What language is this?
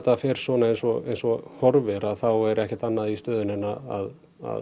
Icelandic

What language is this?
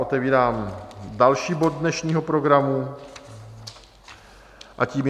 Czech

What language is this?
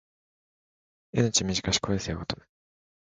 Japanese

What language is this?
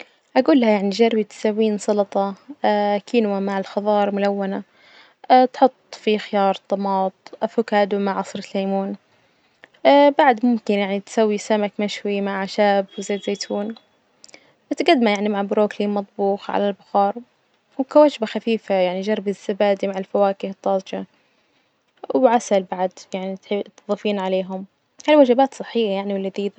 Najdi Arabic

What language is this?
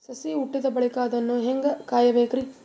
Kannada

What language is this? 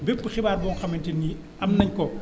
Wolof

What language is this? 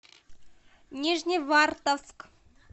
Russian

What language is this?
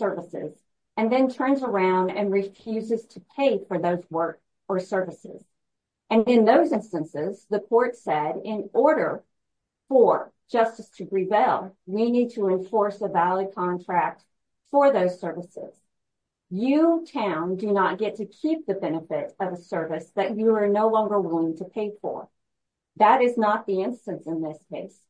English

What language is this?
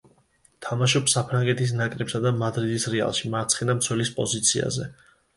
Georgian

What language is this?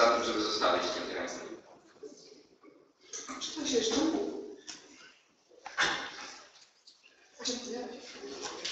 Polish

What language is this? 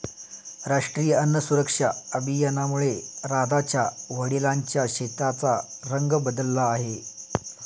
Marathi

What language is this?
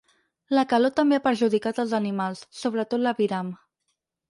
Catalan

